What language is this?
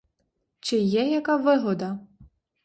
Ukrainian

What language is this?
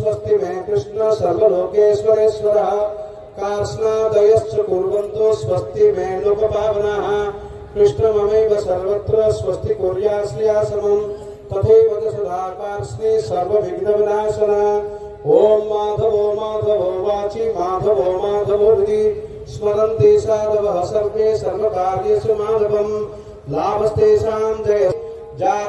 Indonesian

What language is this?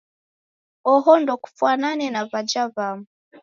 Taita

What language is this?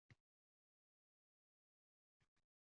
Uzbek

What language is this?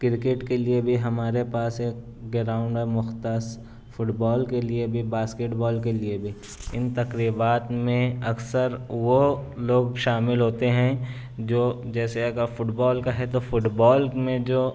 Urdu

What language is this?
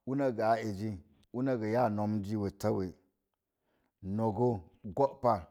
Mom Jango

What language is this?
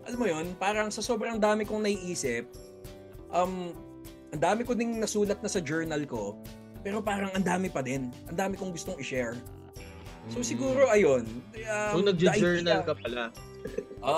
Filipino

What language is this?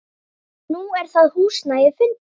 Icelandic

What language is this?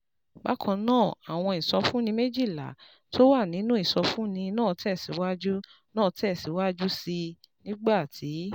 Yoruba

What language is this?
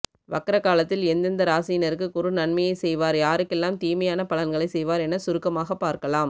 Tamil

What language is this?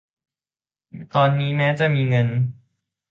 Thai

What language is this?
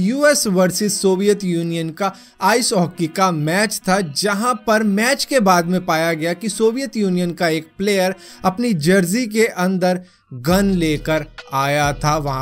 Hindi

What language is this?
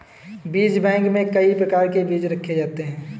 Hindi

